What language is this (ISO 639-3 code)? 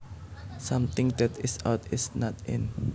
jav